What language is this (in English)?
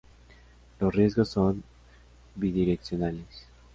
Spanish